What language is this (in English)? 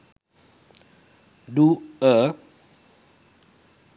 Sinhala